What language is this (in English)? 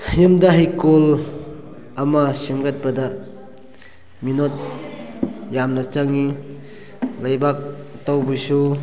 Manipuri